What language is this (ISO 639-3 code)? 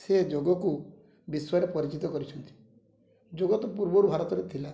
ori